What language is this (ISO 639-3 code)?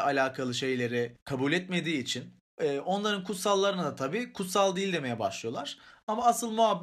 tur